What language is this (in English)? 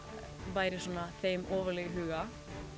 Icelandic